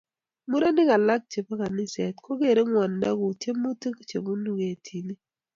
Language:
Kalenjin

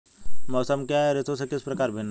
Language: Hindi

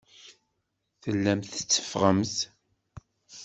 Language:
Kabyle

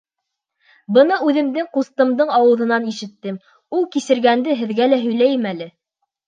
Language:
Bashkir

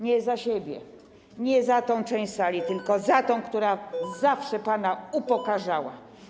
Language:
Polish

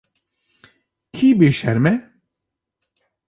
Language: Kurdish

